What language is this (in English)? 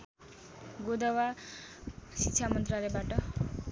Nepali